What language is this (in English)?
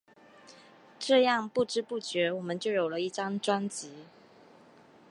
Chinese